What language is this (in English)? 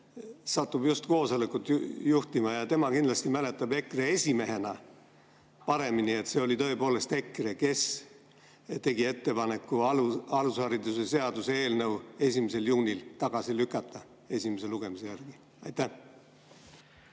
Estonian